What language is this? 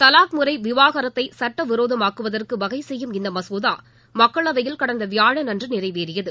Tamil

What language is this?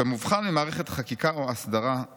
Hebrew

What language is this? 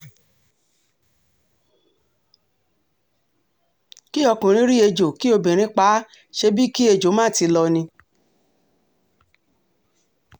Yoruba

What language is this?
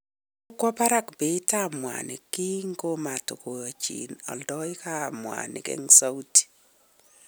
Kalenjin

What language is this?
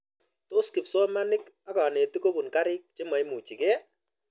Kalenjin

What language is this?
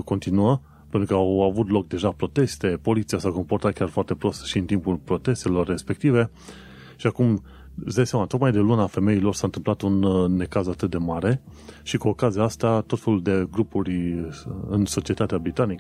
Romanian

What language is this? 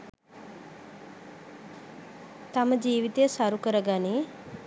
Sinhala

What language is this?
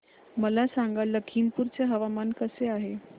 Marathi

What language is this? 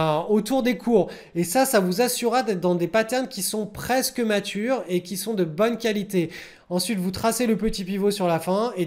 French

